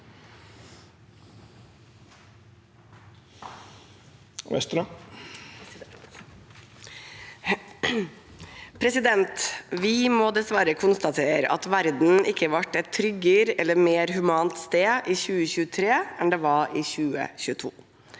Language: Norwegian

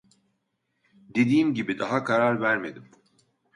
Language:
Turkish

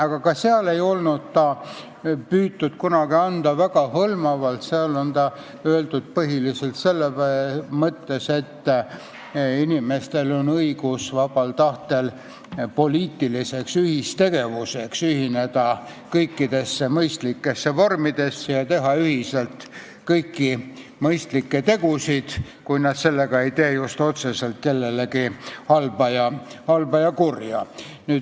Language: Estonian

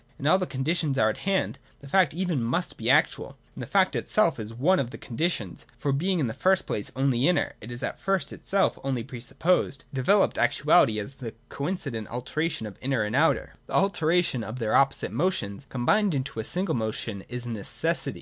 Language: English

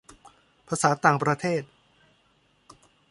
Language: Thai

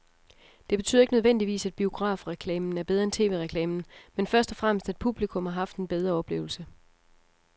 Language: Danish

